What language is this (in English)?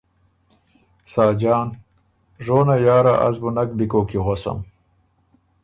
Ormuri